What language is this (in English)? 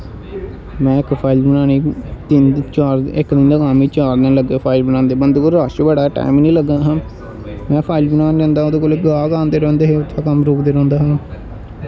Dogri